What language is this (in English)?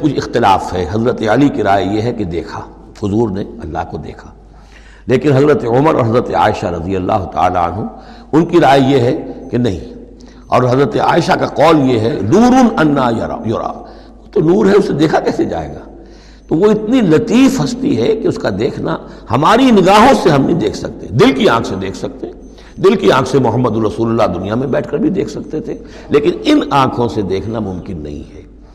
Urdu